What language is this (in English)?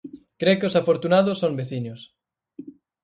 Galician